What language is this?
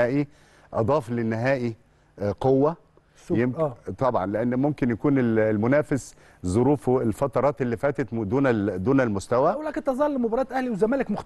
Arabic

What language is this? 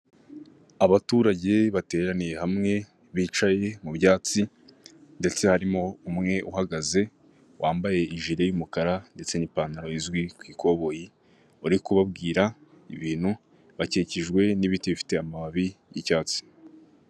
Kinyarwanda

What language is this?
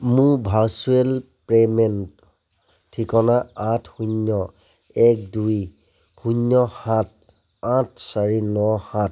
Assamese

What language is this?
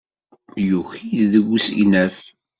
Kabyle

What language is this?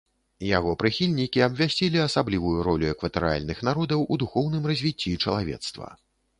Belarusian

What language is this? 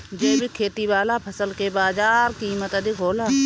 Bhojpuri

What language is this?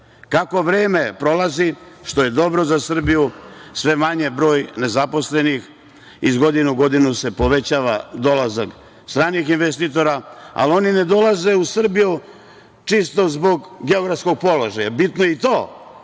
Serbian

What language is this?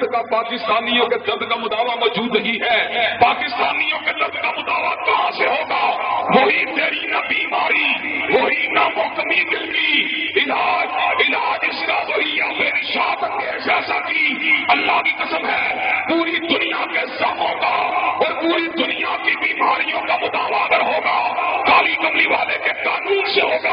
Arabic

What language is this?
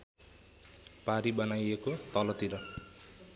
Nepali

